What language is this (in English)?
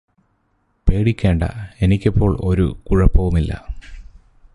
Malayalam